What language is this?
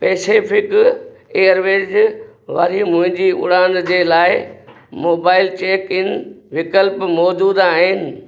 Sindhi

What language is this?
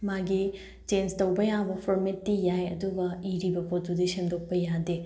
Manipuri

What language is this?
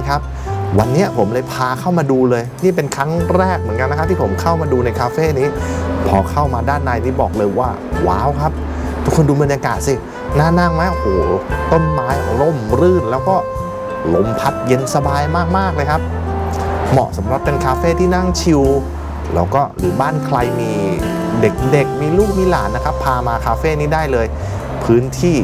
Thai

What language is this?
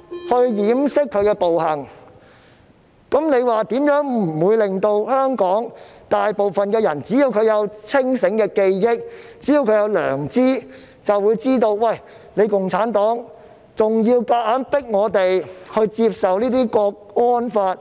Cantonese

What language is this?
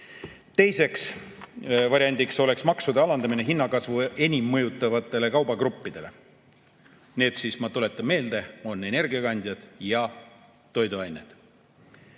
Estonian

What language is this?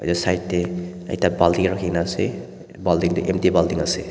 Naga Pidgin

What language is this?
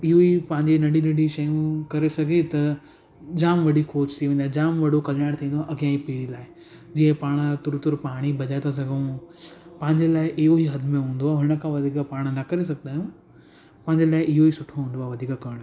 Sindhi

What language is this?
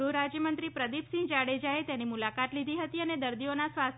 Gujarati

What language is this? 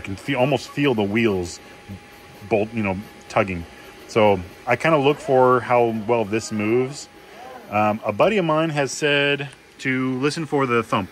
English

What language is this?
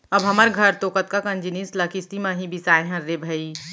Chhattisgarhi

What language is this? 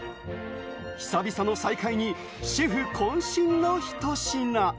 Japanese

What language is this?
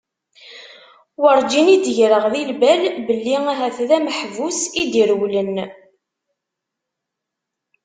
Kabyle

